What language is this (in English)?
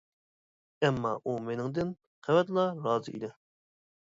Uyghur